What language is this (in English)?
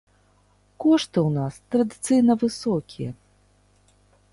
Belarusian